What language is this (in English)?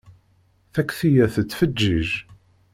Kabyle